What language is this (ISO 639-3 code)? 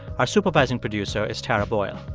eng